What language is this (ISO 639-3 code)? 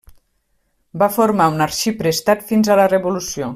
cat